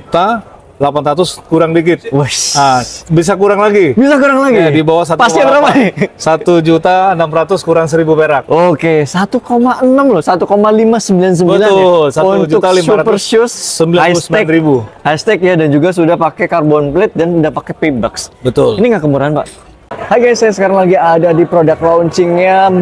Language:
Indonesian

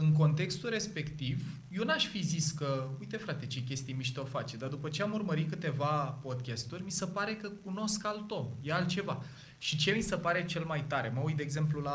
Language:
Romanian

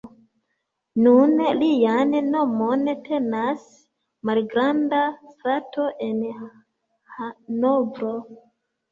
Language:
Esperanto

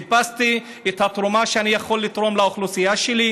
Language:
Hebrew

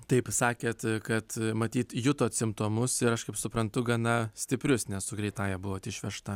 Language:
Lithuanian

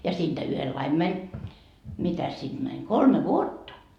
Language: Finnish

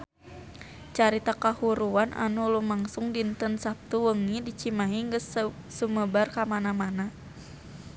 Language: Sundanese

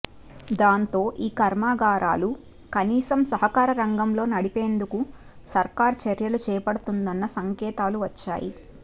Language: Telugu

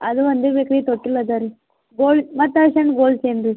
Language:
Kannada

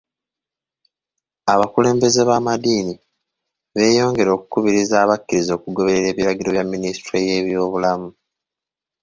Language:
Ganda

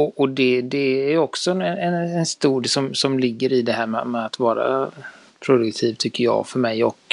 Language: Swedish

